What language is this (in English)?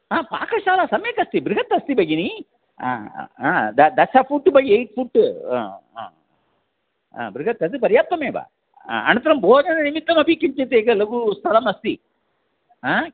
Sanskrit